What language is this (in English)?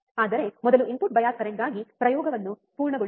Kannada